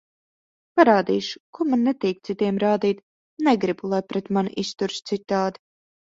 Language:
Latvian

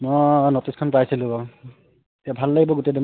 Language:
Assamese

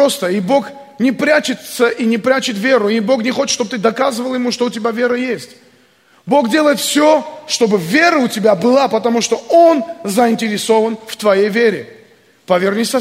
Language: Russian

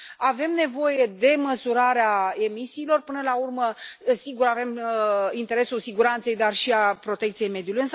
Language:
Romanian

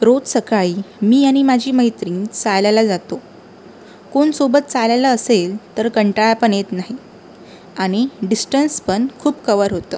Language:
Marathi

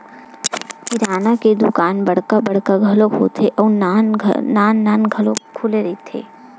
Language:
Chhattisgarhi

